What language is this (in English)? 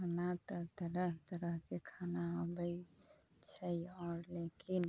Maithili